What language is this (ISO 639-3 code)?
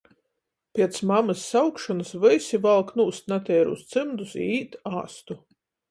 ltg